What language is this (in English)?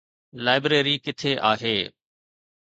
Sindhi